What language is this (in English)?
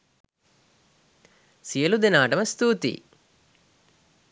Sinhala